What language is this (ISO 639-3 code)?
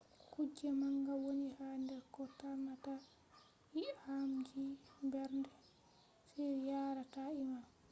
ful